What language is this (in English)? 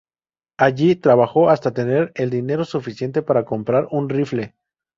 Spanish